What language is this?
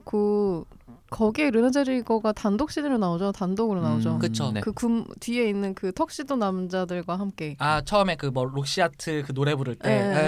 Korean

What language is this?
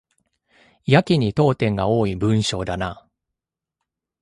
Japanese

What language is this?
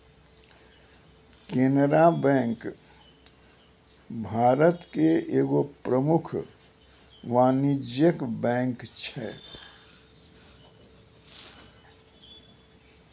Maithili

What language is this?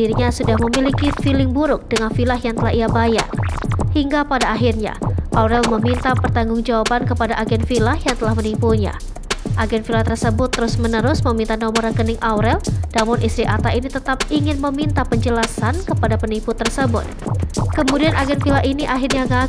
Indonesian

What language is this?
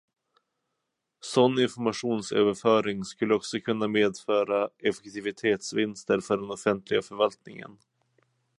Swedish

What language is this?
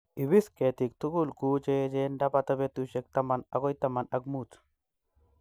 Kalenjin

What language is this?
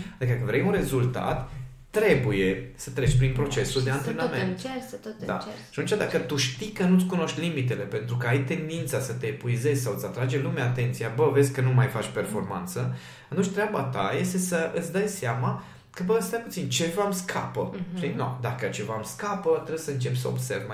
Romanian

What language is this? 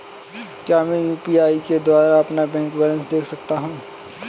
Hindi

